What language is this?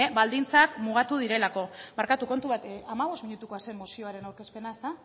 Basque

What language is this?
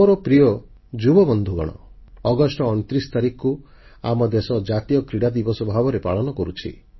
Odia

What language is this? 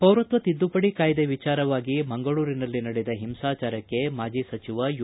Kannada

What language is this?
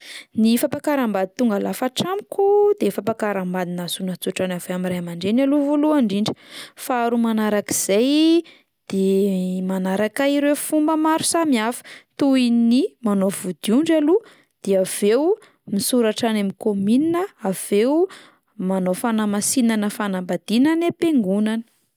Malagasy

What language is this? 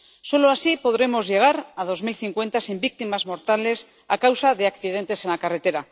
Spanish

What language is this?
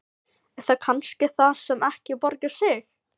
Icelandic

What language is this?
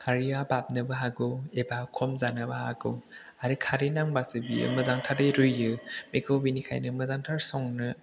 Bodo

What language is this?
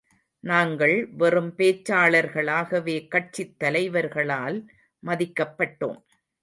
Tamil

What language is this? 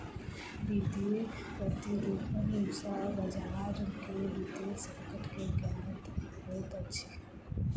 Maithili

